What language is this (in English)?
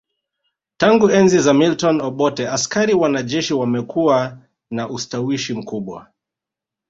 Swahili